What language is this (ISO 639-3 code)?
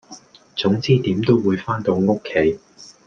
yue